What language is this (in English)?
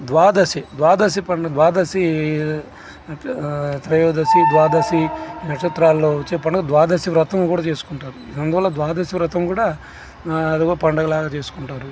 Telugu